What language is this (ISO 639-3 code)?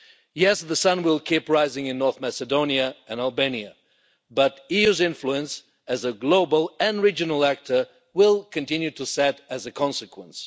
eng